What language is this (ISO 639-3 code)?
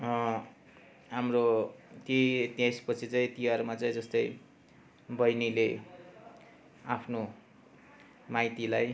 nep